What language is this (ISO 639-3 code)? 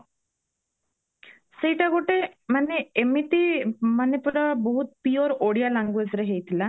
ori